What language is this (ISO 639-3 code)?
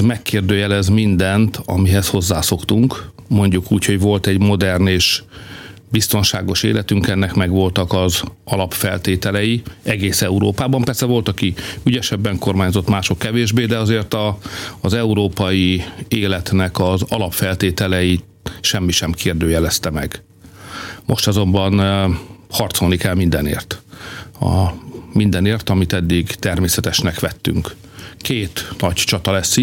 hun